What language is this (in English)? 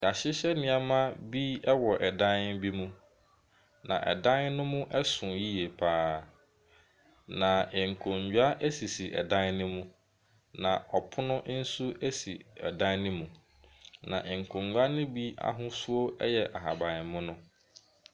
Akan